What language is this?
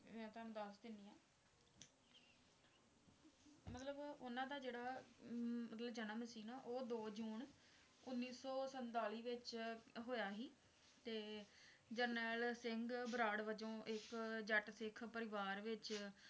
Punjabi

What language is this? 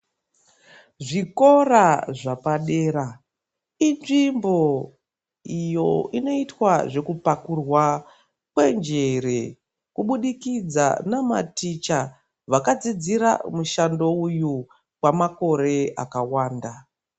Ndau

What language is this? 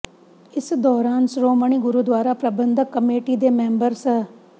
Punjabi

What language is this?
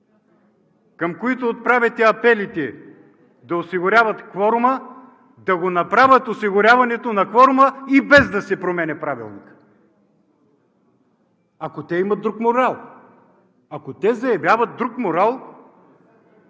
Bulgarian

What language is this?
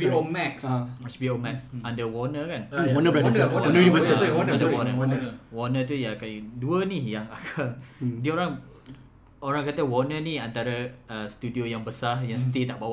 Malay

